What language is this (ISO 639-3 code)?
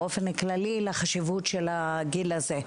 heb